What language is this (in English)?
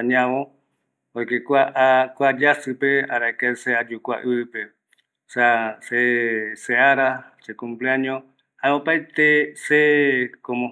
Eastern Bolivian Guaraní